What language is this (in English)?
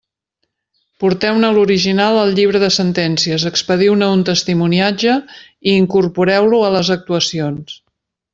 Catalan